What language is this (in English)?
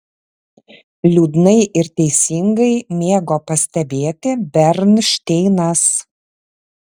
Lithuanian